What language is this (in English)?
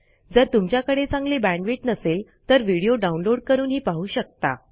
Marathi